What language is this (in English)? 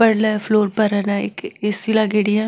Marwari